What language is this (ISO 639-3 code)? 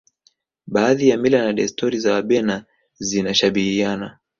swa